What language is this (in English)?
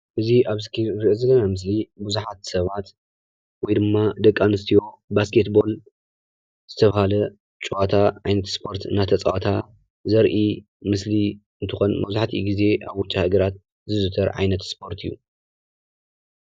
Tigrinya